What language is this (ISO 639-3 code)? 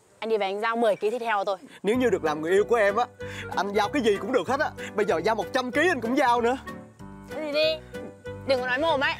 vie